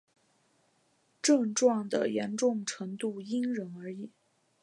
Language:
Chinese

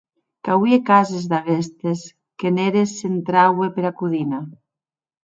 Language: Occitan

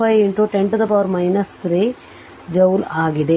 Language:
Kannada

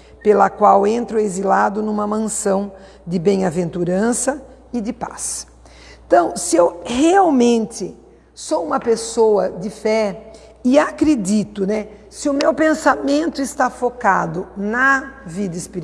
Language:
Portuguese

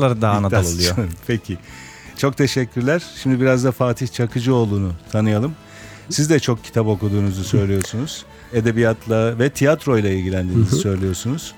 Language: Turkish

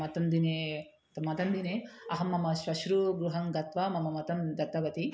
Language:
Sanskrit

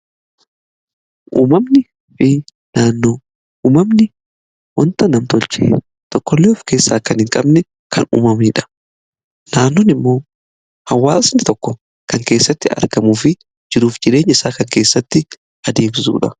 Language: Oromo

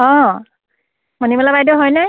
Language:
Assamese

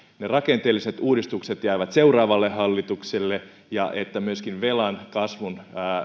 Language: Finnish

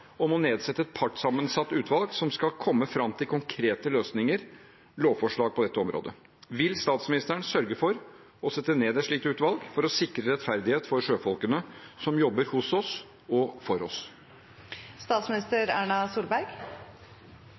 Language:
Norwegian Bokmål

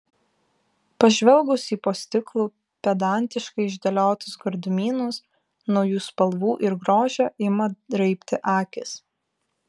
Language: Lithuanian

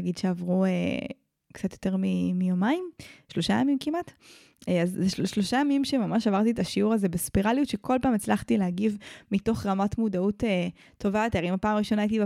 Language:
Hebrew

